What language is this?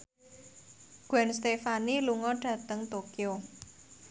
Javanese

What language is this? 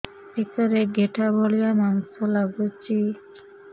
Odia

